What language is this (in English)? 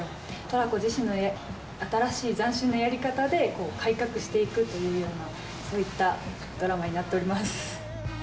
Japanese